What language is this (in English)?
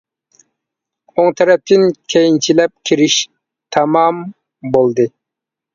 Uyghur